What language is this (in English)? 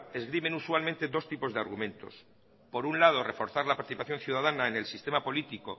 Spanish